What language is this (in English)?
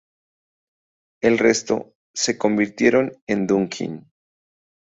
Spanish